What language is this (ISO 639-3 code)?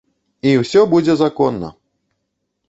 bel